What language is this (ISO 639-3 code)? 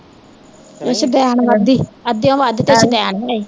pan